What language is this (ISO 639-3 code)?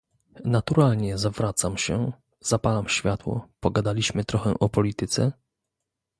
pol